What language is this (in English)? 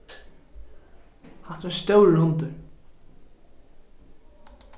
Faroese